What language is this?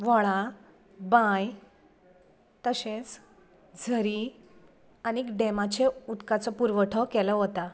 Konkani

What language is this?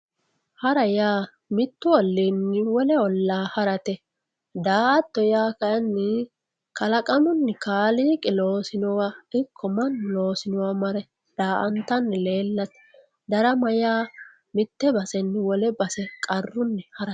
Sidamo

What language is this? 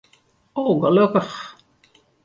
Western Frisian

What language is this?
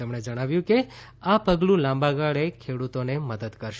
Gujarati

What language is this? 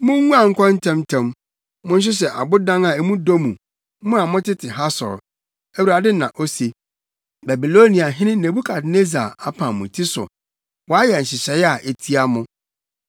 Akan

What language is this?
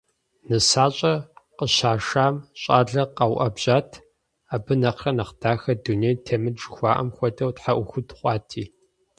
Kabardian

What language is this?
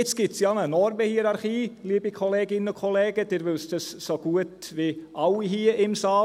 Swiss German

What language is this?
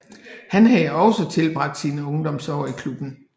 Danish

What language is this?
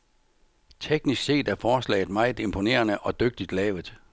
Danish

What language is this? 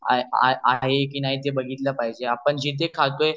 Marathi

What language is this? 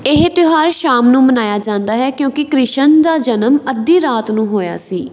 Punjabi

